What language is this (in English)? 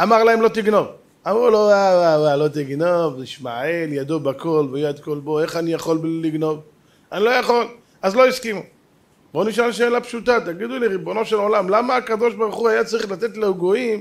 Hebrew